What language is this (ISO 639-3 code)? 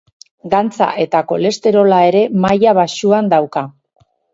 eus